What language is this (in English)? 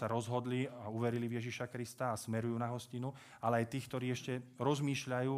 Slovak